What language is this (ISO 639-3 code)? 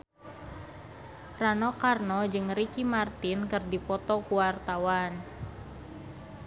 sun